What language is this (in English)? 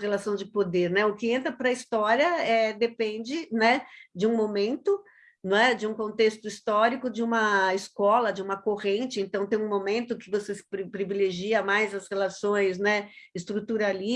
Portuguese